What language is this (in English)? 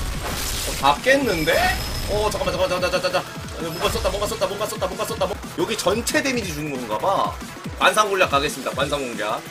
Korean